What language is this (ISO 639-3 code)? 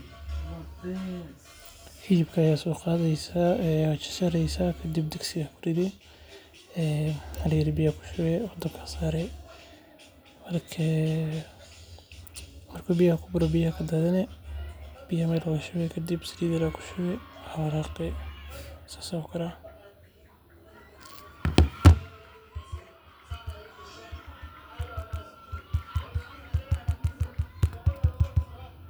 som